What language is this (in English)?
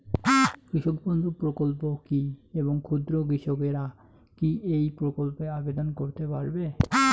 Bangla